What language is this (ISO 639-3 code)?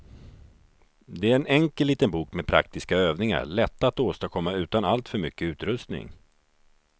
swe